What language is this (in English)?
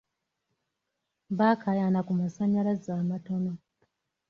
Ganda